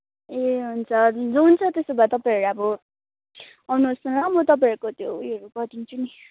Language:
Nepali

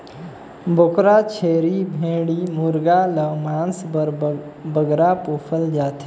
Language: Chhattisgarhi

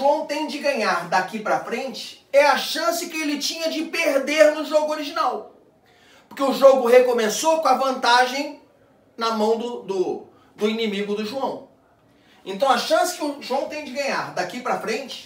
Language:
Portuguese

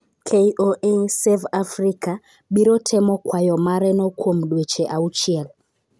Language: Luo (Kenya and Tanzania)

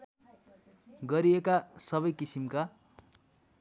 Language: Nepali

